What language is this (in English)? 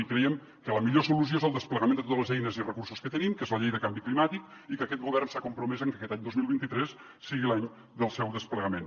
Catalan